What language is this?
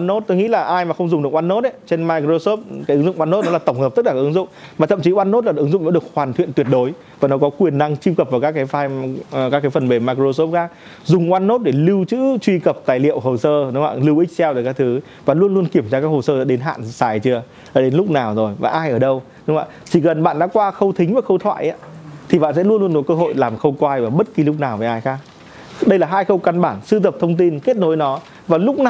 Vietnamese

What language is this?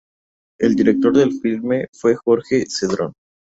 Spanish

